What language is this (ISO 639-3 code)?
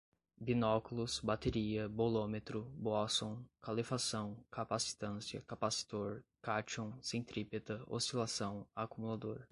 por